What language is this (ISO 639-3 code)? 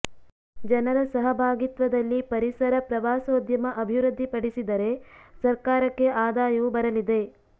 kan